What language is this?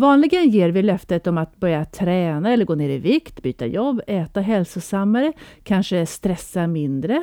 Swedish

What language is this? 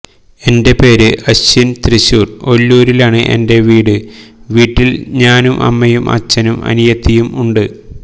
Malayalam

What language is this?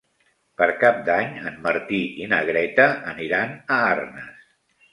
Catalan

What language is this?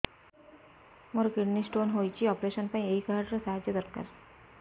Odia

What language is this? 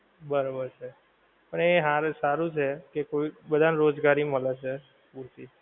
Gujarati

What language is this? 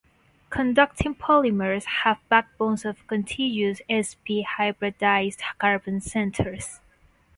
English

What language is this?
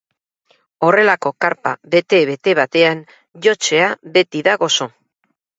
Basque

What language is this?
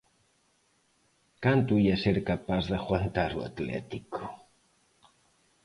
Galician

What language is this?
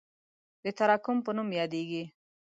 Pashto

